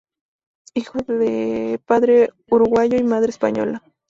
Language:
Spanish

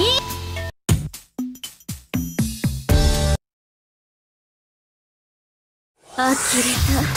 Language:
Japanese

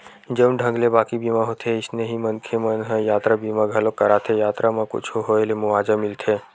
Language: Chhattisgarhi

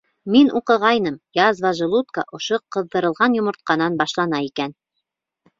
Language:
Bashkir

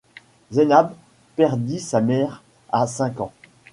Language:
French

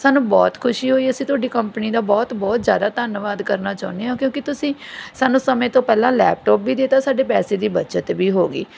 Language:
Punjabi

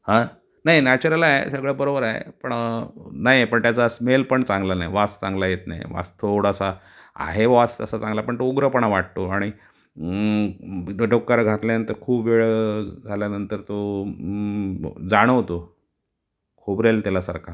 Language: Marathi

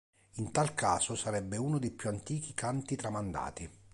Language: Italian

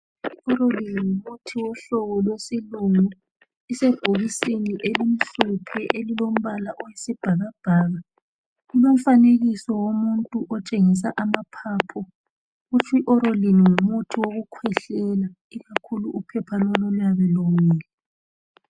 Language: North Ndebele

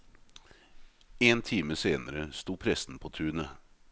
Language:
Norwegian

